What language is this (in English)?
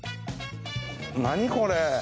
Japanese